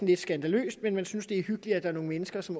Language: Danish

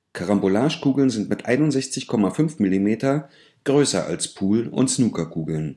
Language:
German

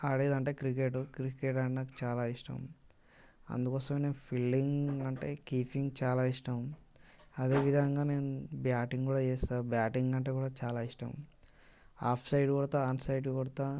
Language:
Telugu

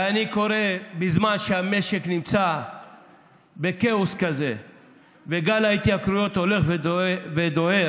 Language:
Hebrew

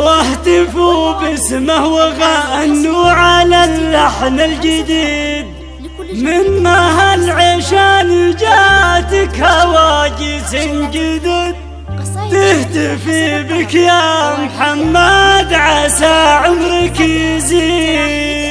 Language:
Arabic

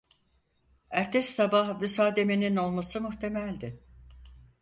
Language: Turkish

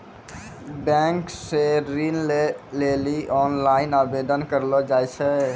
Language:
Maithili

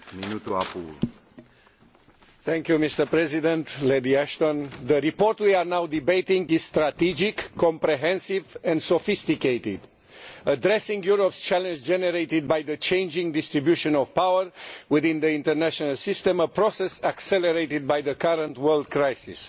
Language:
English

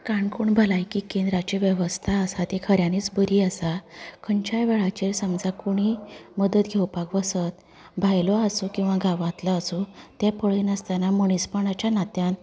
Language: Konkani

